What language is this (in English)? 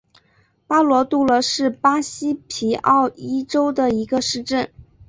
Chinese